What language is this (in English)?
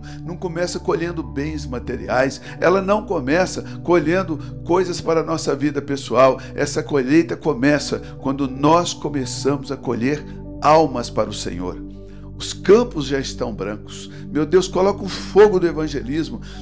Portuguese